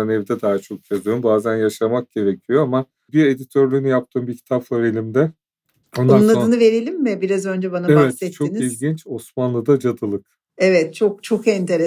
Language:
Turkish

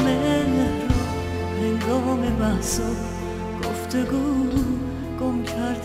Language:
Persian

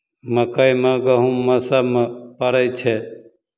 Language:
Maithili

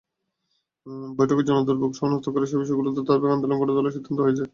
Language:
Bangla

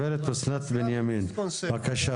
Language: Hebrew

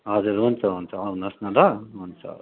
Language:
Nepali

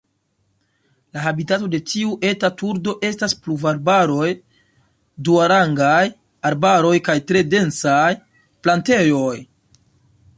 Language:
Esperanto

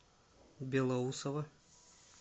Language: Russian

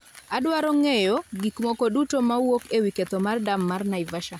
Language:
Luo (Kenya and Tanzania)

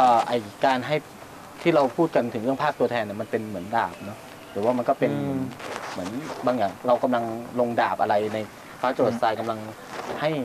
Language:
Thai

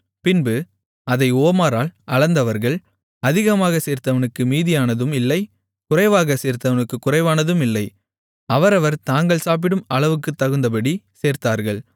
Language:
Tamil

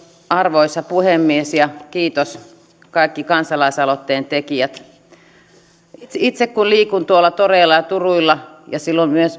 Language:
Finnish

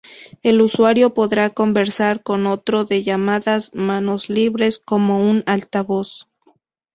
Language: Spanish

